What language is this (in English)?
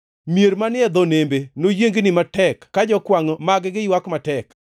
Luo (Kenya and Tanzania)